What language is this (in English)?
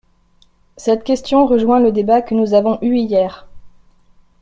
French